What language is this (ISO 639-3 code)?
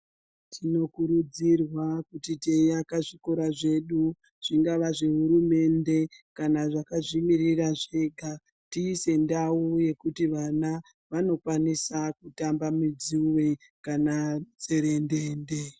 ndc